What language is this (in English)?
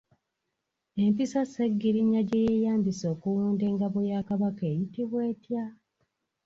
Ganda